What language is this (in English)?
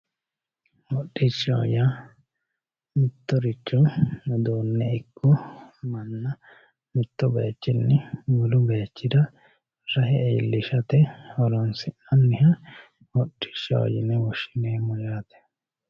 Sidamo